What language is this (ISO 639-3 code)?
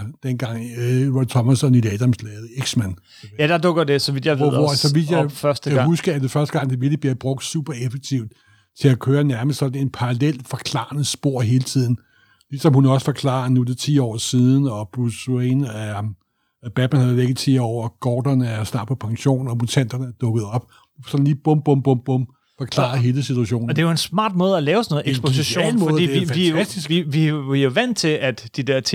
dan